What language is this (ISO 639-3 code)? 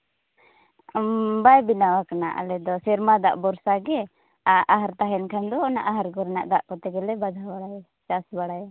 sat